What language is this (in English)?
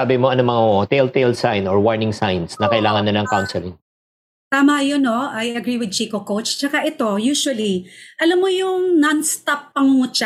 Filipino